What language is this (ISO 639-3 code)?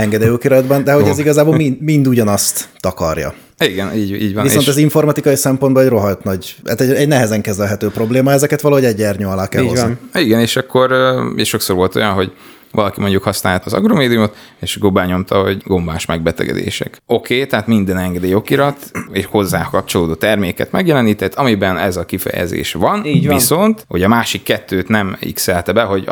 hun